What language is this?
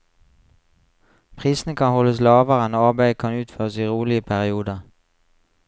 Norwegian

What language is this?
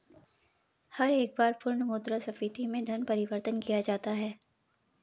Hindi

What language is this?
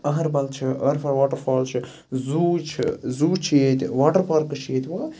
Kashmiri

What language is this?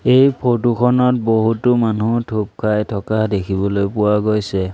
Assamese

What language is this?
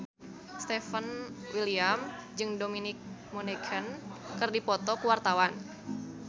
Sundanese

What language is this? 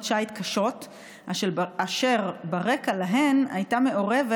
Hebrew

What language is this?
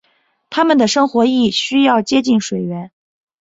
Chinese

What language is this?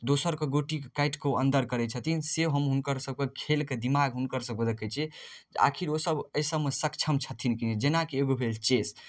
Maithili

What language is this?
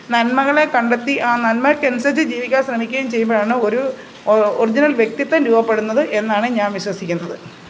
Malayalam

